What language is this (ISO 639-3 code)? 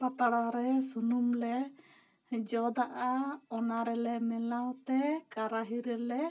sat